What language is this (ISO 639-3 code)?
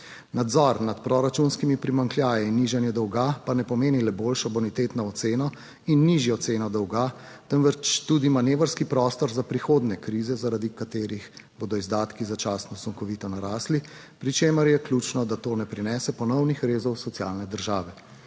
slv